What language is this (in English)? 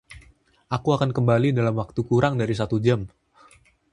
Indonesian